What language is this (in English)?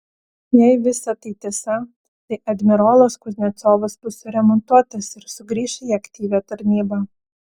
Lithuanian